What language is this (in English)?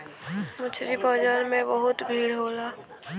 Bhojpuri